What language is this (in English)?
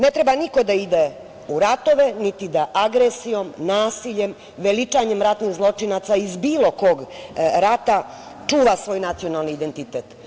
Serbian